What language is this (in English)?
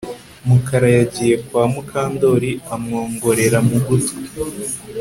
Kinyarwanda